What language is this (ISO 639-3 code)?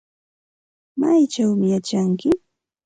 qxt